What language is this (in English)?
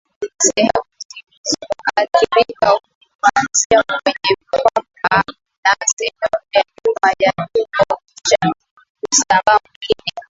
Swahili